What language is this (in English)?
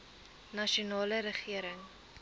Afrikaans